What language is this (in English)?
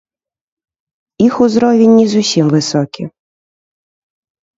Belarusian